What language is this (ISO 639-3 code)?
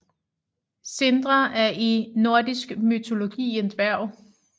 dan